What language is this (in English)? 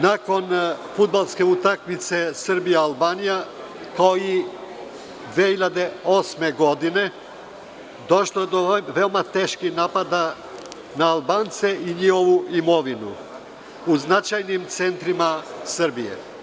Serbian